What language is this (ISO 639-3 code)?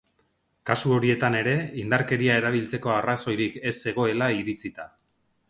eus